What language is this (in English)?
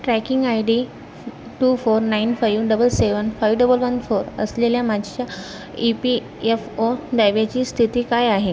Marathi